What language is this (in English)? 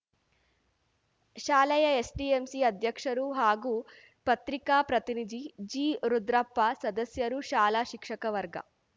Kannada